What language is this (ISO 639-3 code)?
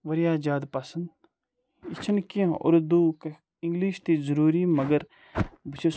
kas